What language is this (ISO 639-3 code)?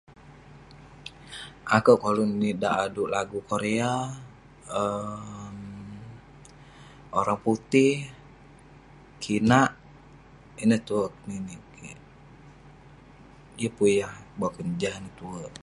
pne